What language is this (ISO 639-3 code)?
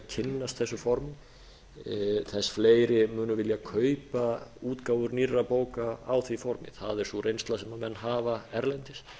isl